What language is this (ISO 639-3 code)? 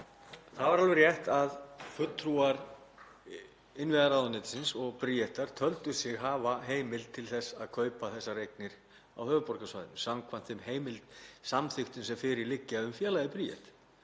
isl